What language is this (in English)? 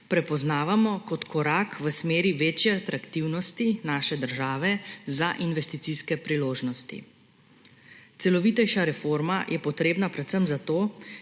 Slovenian